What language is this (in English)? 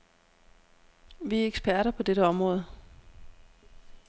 Danish